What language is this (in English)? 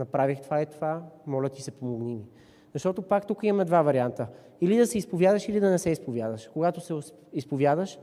Bulgarian